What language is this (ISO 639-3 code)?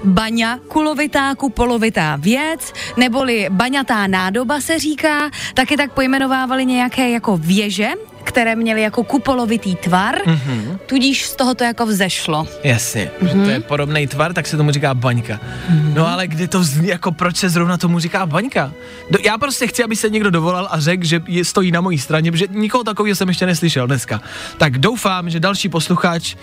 ces